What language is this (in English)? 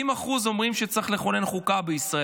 Hebrew